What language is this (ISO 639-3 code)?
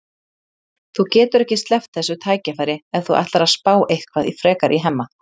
isl